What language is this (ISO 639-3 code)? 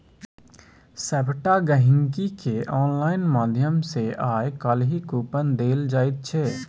mai